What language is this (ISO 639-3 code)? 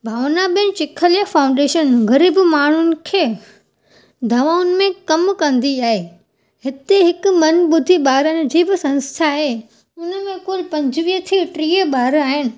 snd